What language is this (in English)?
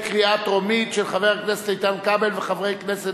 Hebrew